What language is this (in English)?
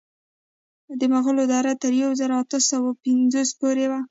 Pashto